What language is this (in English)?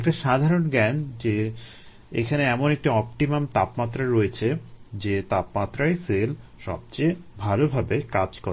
Bangla